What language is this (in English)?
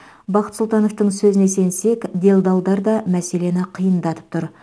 Kazakh